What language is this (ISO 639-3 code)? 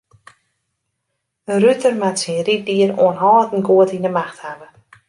fry